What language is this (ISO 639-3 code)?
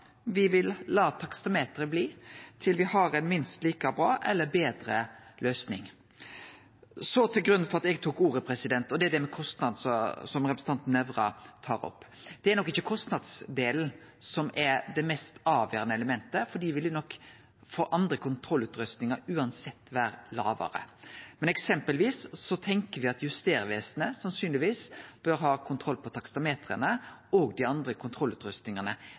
nno